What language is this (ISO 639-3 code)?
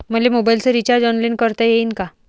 mar